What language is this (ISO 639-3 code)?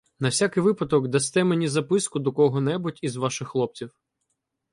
ukr